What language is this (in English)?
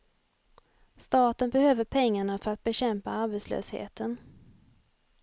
Swedish